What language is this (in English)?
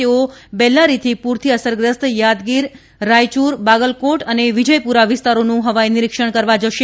Gujarati